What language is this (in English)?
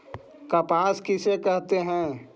Magahi